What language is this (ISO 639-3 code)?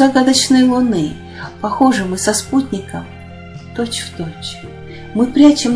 rus